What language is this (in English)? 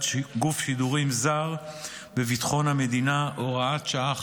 Hebrew